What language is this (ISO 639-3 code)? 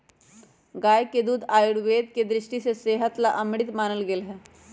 mag